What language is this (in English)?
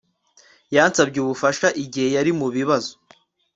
Kinyarwanda